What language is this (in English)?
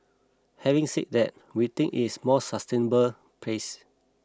English